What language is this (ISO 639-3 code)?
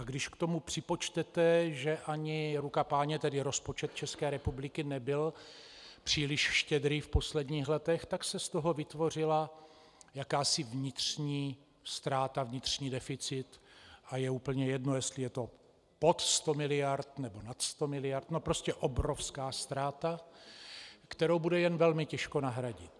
ces